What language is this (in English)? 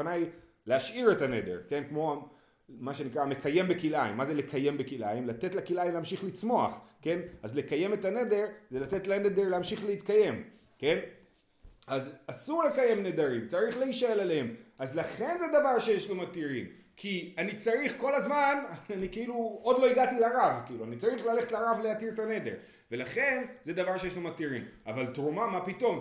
Hebrew